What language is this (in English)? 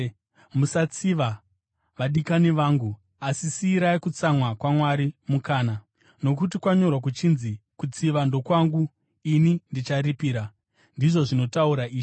Shona